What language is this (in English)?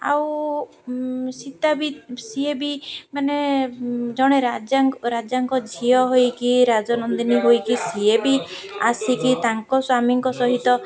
Odia